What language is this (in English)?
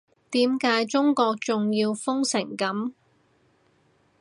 Cantonese